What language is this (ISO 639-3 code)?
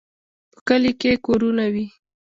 pus